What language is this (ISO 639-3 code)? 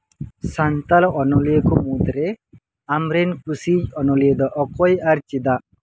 sat